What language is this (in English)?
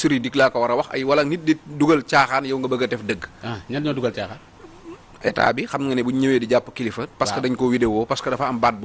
Indonesian